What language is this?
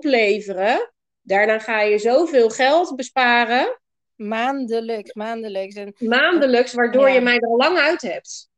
Dutch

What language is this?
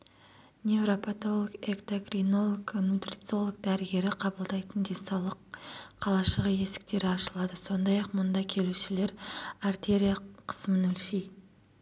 Kazakh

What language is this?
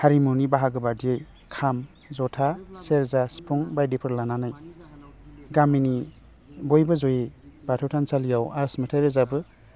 Bodo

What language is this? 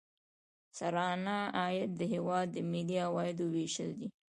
Pashto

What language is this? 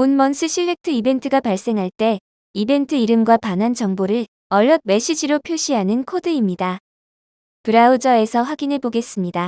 Korean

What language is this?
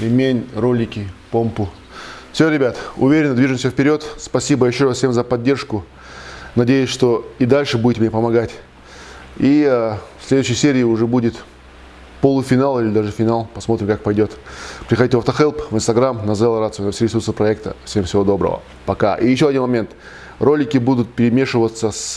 Russian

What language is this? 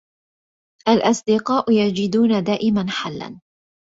Arabic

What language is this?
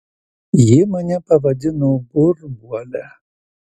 Lithuanian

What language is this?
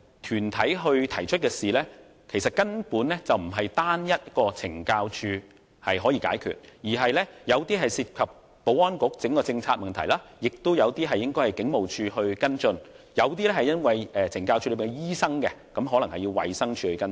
Cantonese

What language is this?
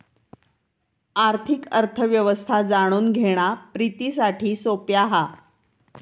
Marathi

